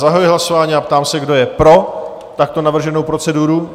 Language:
Czech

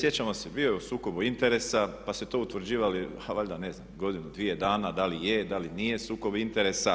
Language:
Croatian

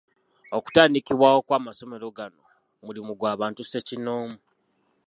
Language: Ganda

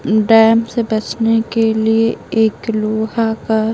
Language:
Hindi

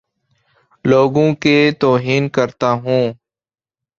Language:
Urdu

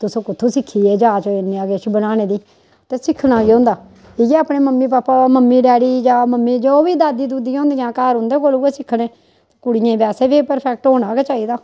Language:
Dogri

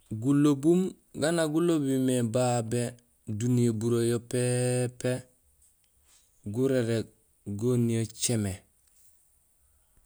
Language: Gusilay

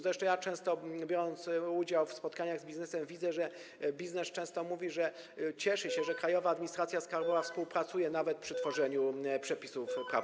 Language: Polish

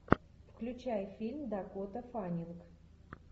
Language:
Russian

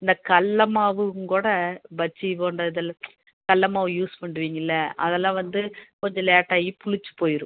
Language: Tamil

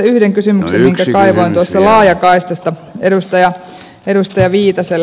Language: Finnish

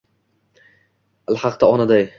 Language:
Uzbek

